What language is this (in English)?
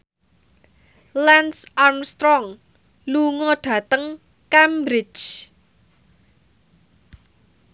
Javanese